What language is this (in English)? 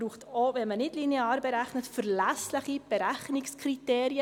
Swiss German